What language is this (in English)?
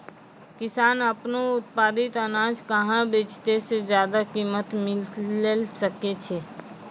Maithili